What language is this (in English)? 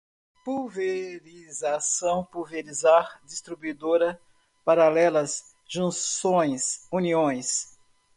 Portuguese